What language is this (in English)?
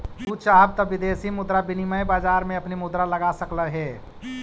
Magahi